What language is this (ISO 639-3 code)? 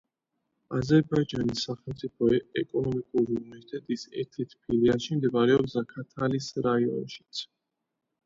kat